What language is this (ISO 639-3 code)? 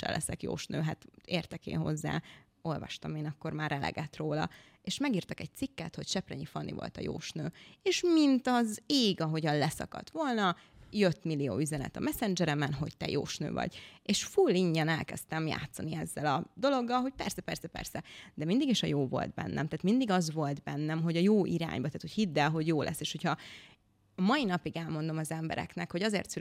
hun